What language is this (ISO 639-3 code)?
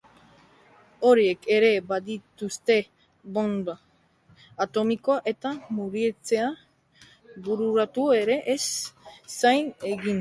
eus